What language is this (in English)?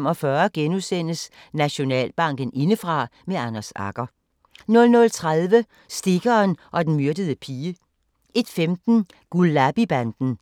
Danish